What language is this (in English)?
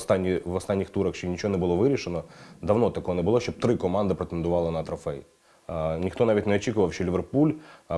Ukrainian